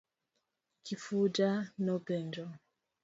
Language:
Luo (Kenya and Tanzania)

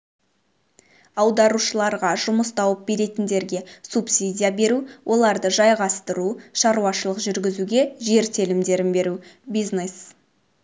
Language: Kazakh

